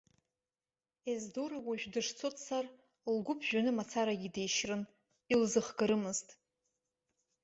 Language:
Abkhazian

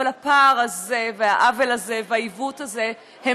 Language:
Hebrew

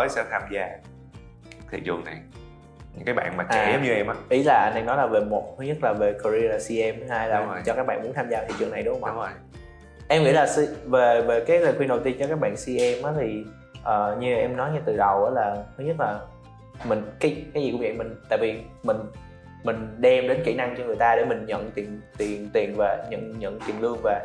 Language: Vietnamese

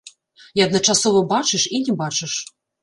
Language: Belarusian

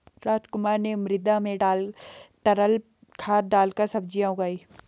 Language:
Hindi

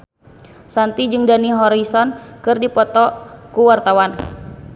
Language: Sundanese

